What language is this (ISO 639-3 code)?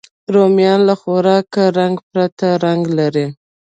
pus